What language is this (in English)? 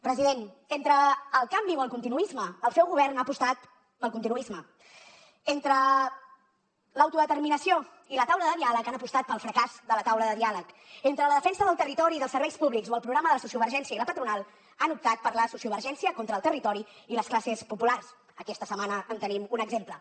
Catalan